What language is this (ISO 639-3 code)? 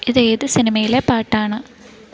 mal